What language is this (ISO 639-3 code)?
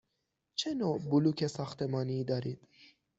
fas